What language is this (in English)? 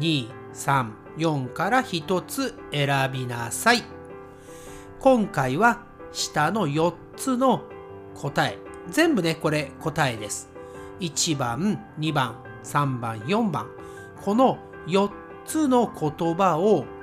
Japanese